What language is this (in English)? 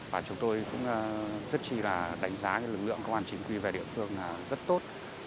Vietnamese